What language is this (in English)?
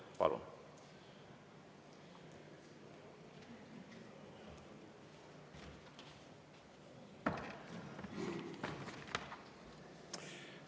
Estonian